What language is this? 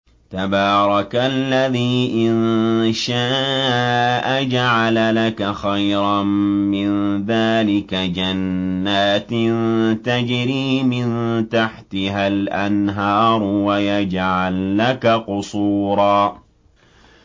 Arabic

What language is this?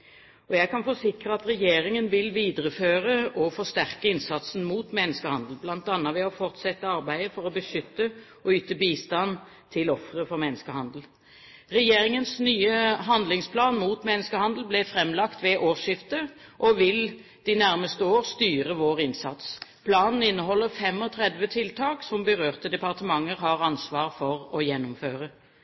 Norwegian Bokmål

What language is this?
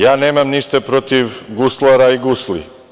Serbian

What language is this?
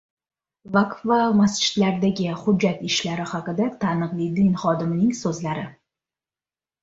Uzbek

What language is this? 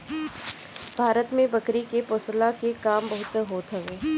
Bhojpuri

